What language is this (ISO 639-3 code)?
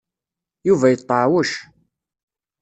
kab